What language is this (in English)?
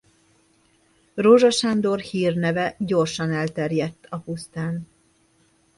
Hungarian